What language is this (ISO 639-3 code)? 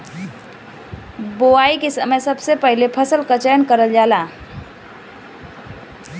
bho